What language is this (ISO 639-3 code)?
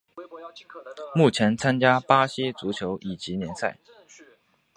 zho